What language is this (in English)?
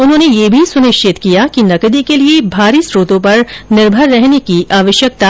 Hindi